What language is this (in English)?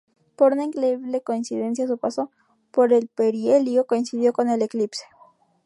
Spanish